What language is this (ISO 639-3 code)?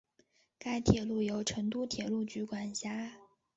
zho